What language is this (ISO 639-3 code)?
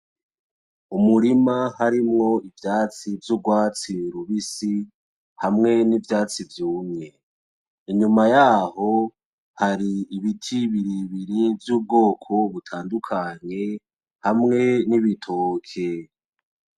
run